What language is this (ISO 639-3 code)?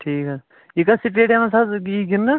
kas